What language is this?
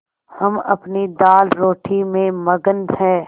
Hindi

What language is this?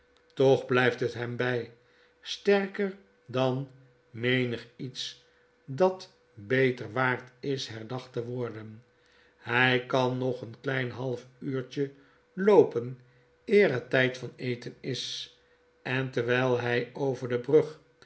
Dutch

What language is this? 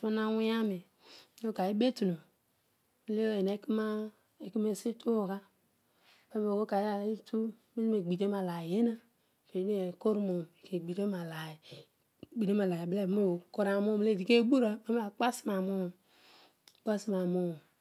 Odual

